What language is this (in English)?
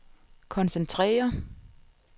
Danish